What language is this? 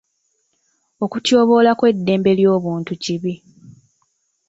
Ganda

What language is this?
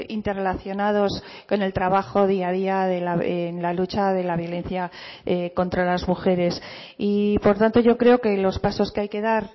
Spanish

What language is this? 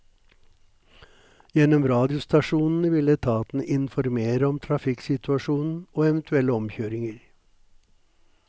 Norwegian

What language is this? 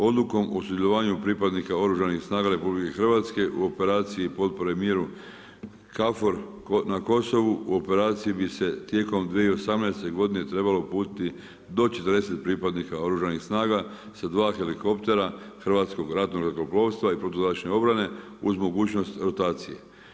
Croatian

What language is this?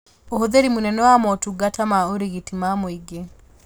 Kikuyu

